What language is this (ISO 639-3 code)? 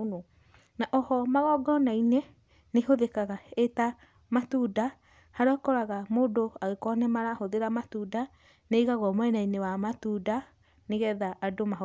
kik